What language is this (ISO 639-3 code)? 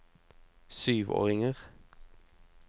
nor